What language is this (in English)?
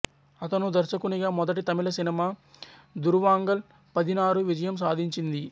Telugu